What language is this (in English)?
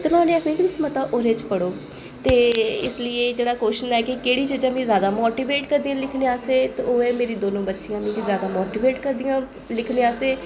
Dogri